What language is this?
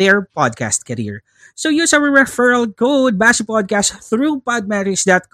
Filipino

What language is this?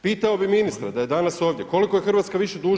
Croatian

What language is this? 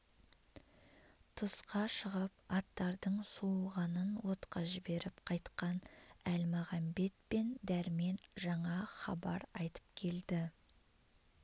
Kazakh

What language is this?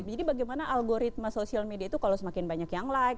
Indonesian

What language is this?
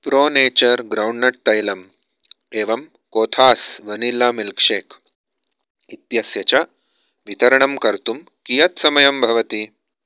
Sanskrit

